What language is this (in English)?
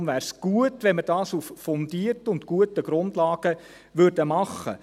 Swiss German